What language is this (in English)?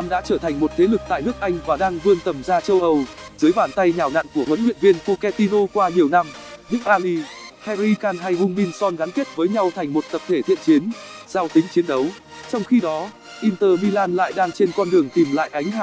Vietnamese